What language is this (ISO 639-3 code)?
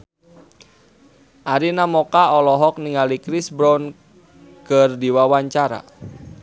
sun